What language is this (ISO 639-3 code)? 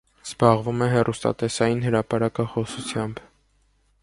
hye